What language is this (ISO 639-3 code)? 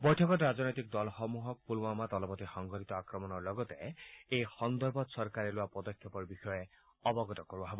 asm